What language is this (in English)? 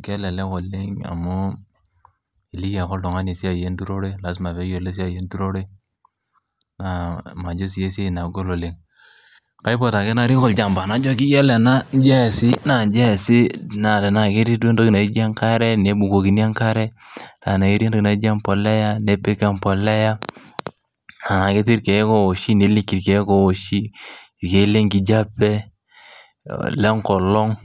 Masai